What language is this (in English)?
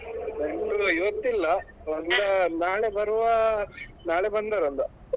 Kannada